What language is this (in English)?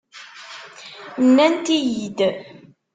Kabyle